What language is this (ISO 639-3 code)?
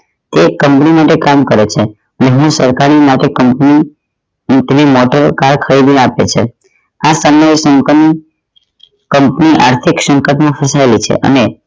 guj